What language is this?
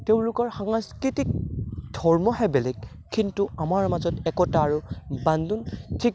Assamese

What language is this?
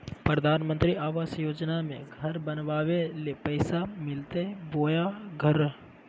Magahi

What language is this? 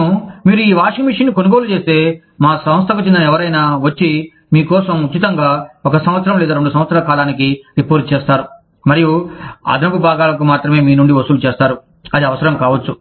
Telugu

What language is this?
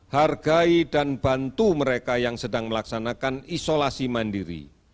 Indonesian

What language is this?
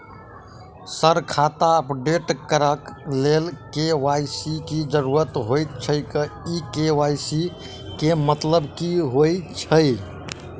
Maithili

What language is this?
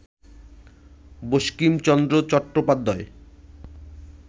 Bangla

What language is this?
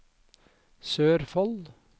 Norwegian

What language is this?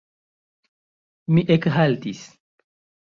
Esperanto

